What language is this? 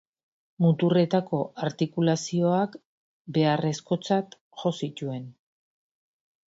Basque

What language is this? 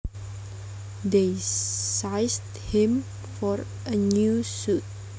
Javanese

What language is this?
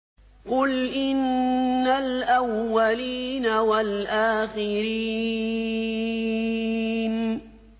Arabic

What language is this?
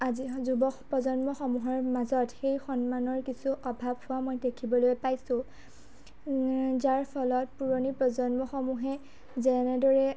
Assamese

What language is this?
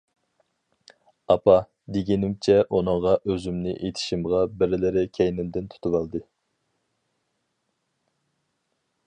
Uyghur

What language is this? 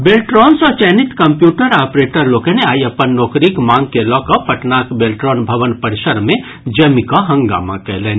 Maithili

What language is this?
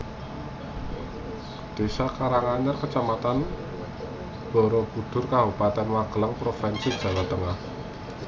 Javanese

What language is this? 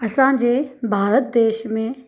Sindhi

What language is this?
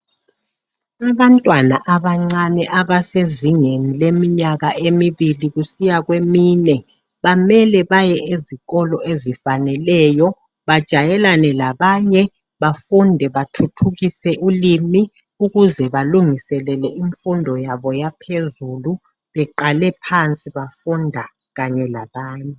North Ndebele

